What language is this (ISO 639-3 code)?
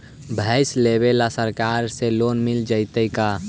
mag